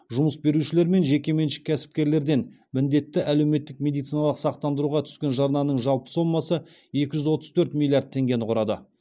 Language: Kazakh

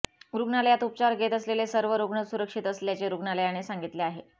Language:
Marathi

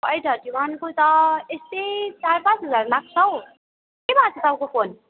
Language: Nepali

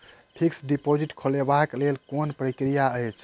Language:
Maithili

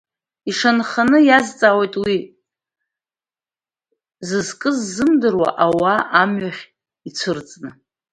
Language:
Abkhazian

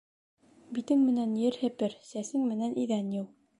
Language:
Bashkir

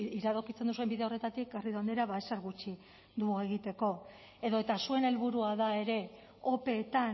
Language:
Basque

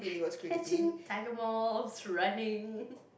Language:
English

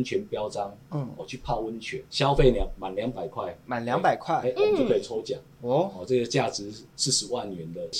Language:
Chinese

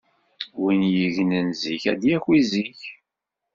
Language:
Kabyle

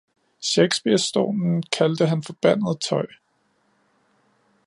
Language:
Danish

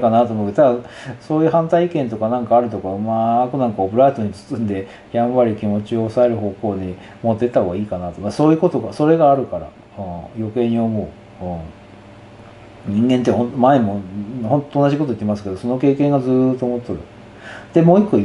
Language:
Japanese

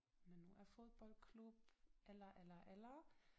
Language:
Danish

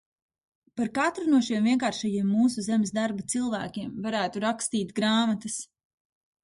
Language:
Latvian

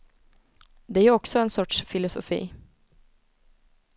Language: Swedish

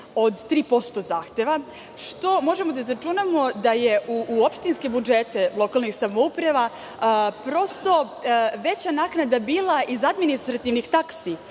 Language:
Serbian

